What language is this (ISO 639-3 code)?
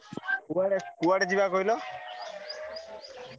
ori